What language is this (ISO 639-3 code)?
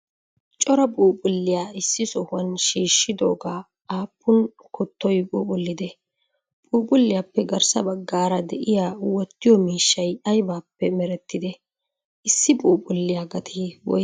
wal